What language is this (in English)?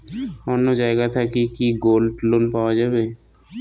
Bangla